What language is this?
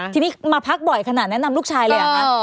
Thai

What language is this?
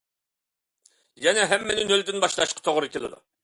Uyghur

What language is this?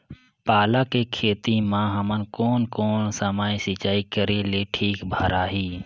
Chhattisgarhi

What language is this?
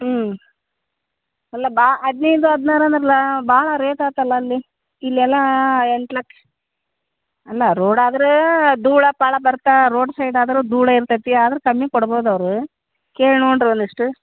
Kannada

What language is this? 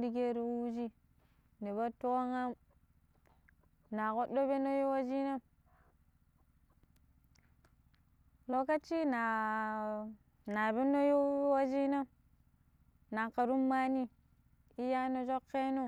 Pero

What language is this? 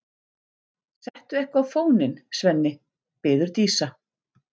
Icelandic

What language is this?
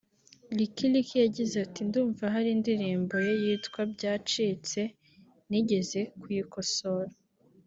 Kinyarwanda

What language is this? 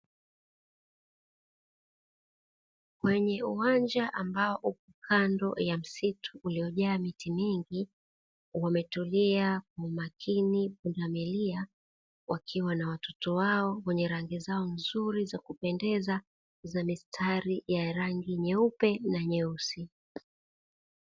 Swahili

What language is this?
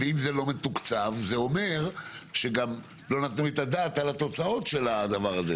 Hebrew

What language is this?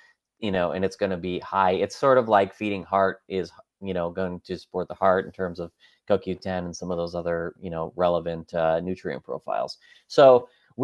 English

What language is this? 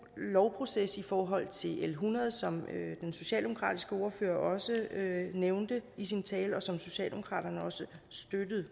Danish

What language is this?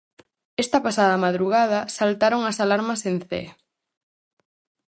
Galician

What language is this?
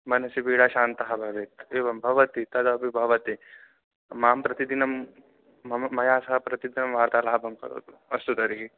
Sanskrit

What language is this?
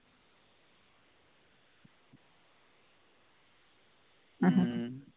Tamil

